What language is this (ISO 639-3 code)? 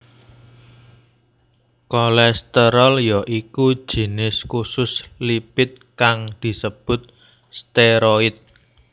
jav